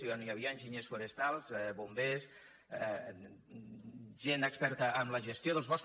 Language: Catalan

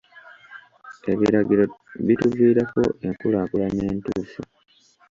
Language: Ganda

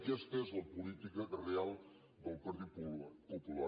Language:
Catalan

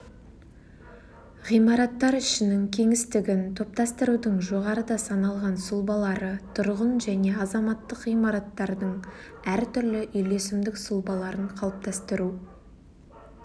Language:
Kazakh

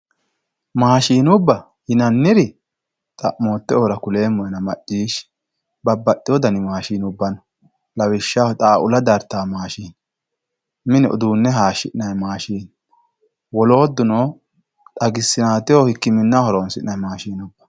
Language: Sidamo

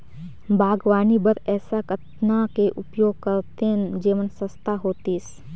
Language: Chhattisgarhi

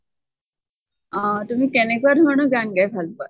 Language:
Assamese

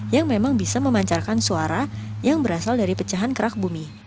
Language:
Indonesian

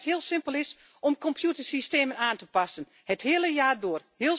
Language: Dutch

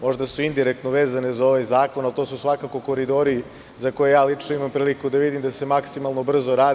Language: Serbian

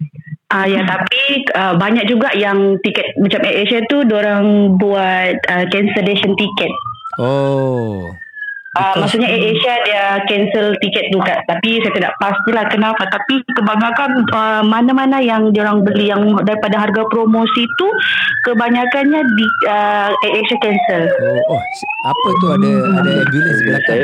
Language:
Malay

